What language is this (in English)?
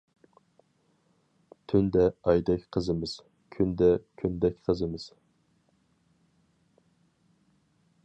Uyghur